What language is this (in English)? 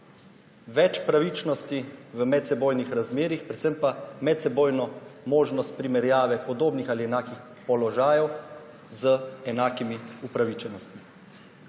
Slovenian